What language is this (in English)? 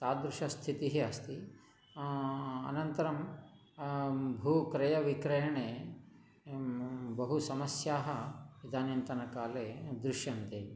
Sanskrit